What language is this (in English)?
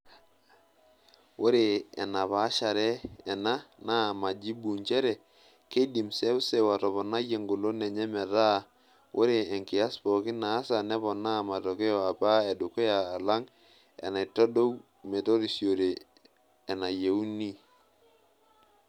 Masai